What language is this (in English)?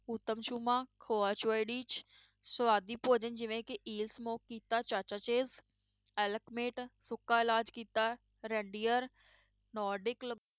Punjabi